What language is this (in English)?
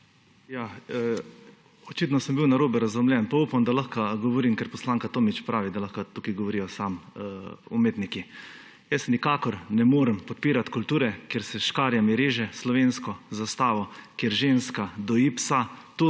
Slovenian